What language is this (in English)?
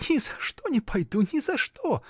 Russian